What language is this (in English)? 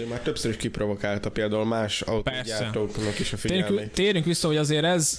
Hungarian